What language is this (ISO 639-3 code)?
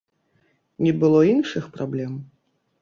bel